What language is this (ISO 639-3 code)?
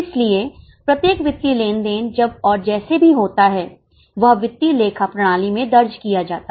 hin